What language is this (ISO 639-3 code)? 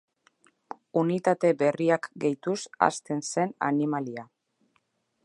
eus